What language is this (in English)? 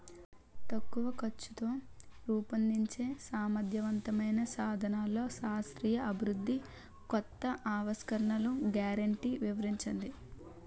Telugu